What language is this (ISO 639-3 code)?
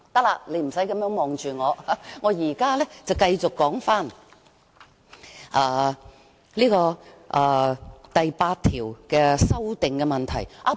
yue